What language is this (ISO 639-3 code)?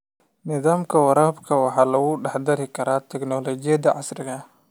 som